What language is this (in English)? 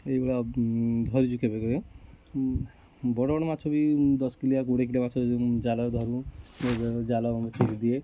Odia